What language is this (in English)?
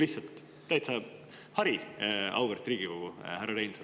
Estonian